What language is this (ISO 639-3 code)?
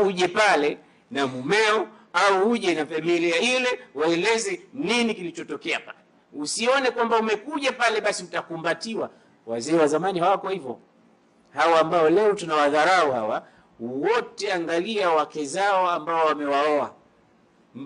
swa